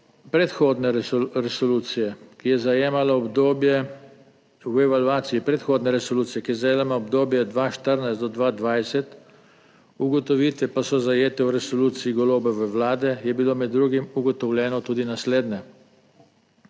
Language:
Slovenian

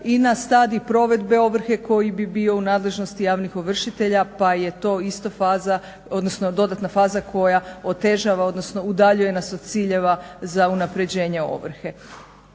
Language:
Croatian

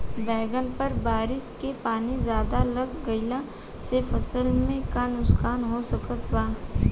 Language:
Bhojpuri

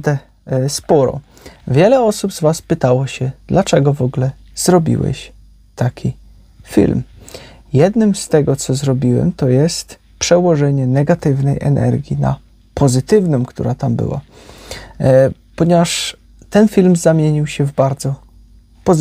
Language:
Polish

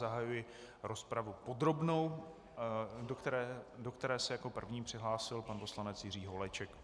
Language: Czech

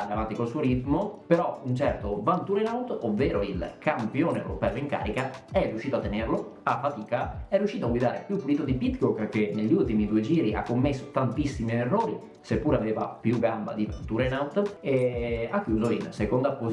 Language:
Italian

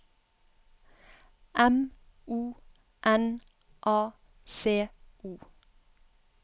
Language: Norwegian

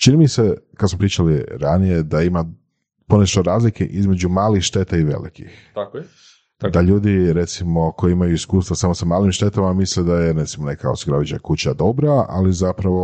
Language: Croatian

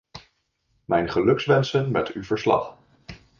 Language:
Dutch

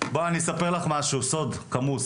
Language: Hebrew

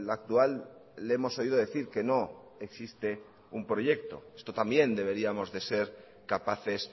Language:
Spanish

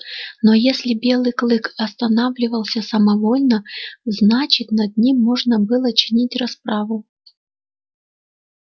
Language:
Russian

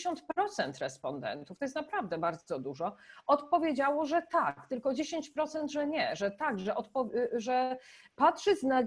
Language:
Polish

